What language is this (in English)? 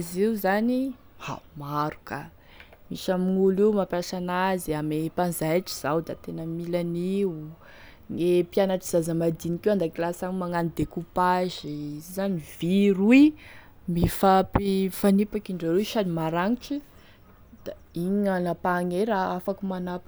Tesaka Malagasy